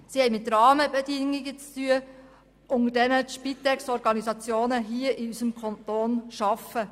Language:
Swiss German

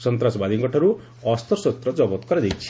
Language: Odia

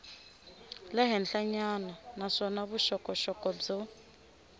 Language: Tsonga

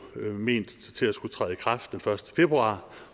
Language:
Danish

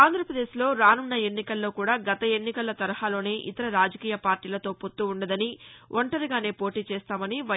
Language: Telugu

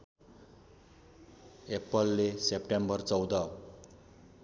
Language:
Nepali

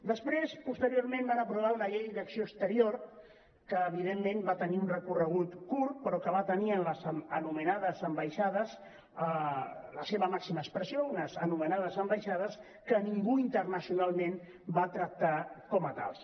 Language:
Catalan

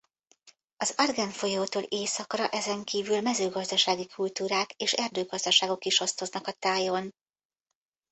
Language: Hungarian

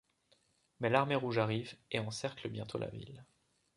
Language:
French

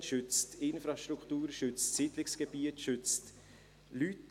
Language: Swiss German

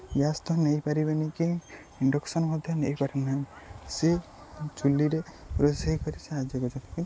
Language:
Odia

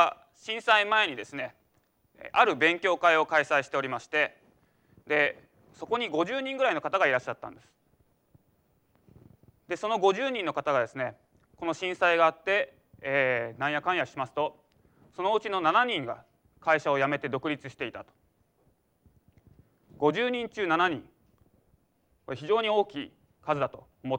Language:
Japanese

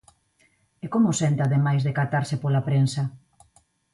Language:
Galician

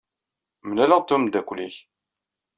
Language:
Kabyle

